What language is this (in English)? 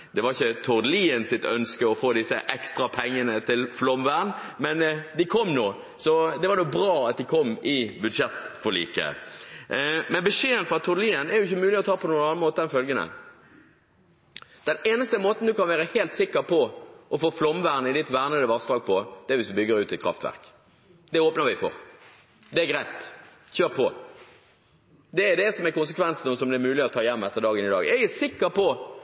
Norwegian Bokmål